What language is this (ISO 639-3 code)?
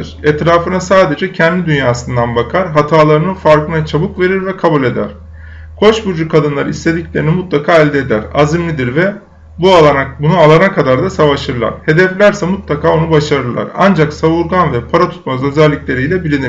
tur